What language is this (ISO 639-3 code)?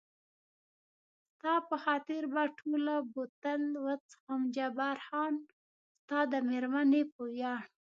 pus